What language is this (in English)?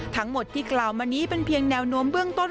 Thai